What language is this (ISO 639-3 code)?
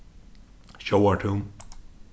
fao